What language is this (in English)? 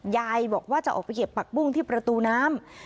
Thai